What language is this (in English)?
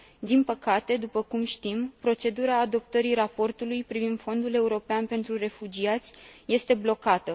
Romanian